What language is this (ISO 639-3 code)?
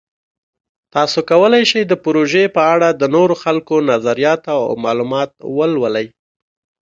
pus